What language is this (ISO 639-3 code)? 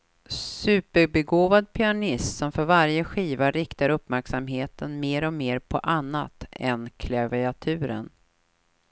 swe